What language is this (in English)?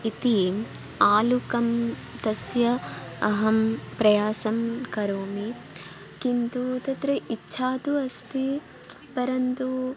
Sanskrit